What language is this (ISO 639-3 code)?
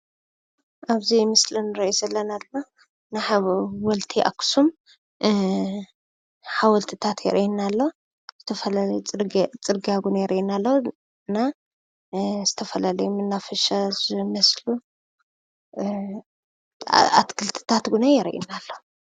tir